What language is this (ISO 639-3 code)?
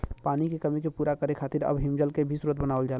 bho